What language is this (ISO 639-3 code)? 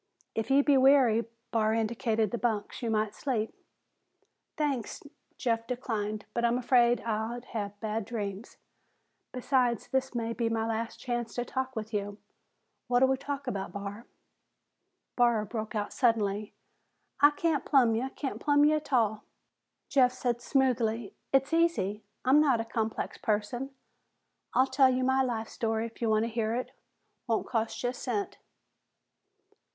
eng